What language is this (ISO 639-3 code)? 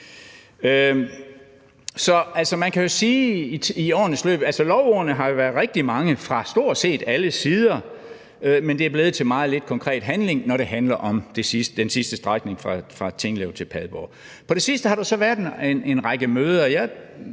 dan